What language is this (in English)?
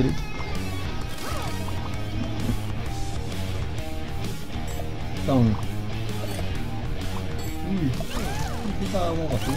Filipino